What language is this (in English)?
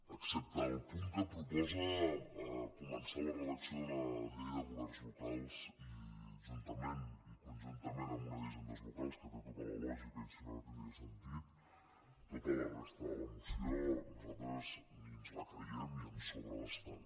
Catalan